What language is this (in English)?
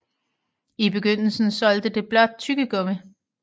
Danish